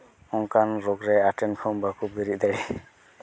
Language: Santali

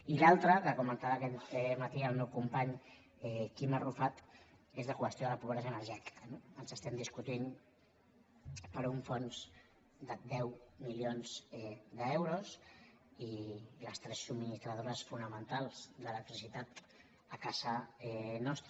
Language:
Catalan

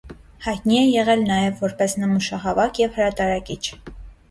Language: Armenian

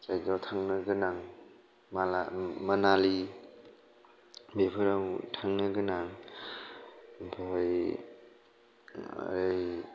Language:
Bodo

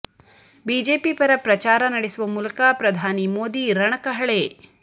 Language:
Kannada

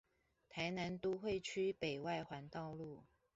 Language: Chinese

